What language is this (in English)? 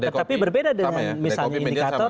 Indonesian